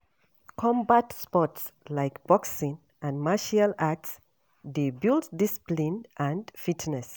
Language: Nigerian Pidgin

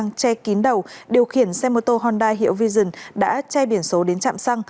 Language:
Vietnamese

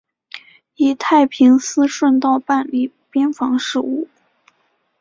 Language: Chinese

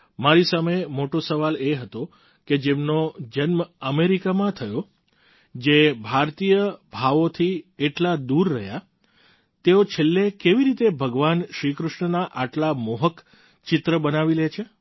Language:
Gujarati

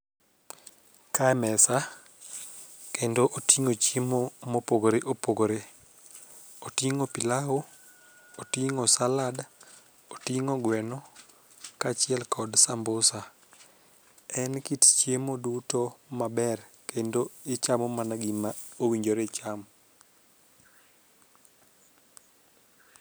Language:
Luo (Kenya and Tanzania)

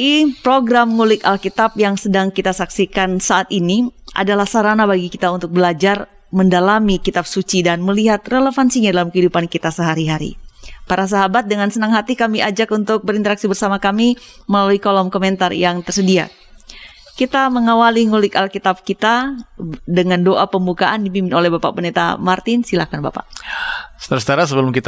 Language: Indonesian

